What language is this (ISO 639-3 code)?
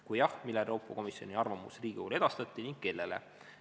est